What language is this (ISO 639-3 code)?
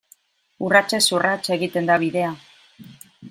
eus